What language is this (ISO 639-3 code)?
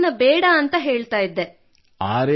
kan